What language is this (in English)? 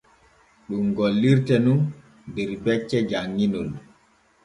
Borgu Fulfulde